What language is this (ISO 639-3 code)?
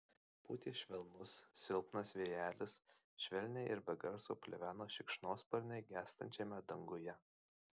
lit